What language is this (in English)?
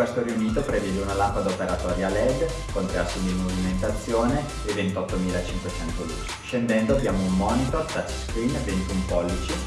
Italian